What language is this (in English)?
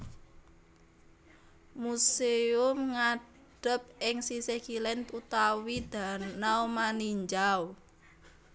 Javanese